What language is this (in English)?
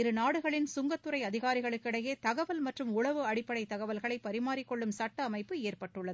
Tamil